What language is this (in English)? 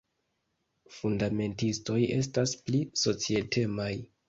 Esperanto